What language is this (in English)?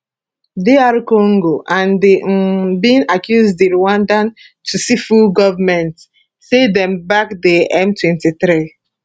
Nigerian Pidgin